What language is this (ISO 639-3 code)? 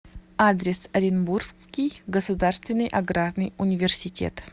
rus